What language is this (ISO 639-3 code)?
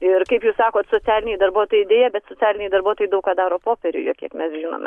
lit